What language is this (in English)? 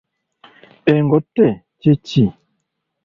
Ganda